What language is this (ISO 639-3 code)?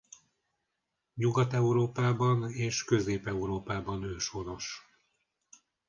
hun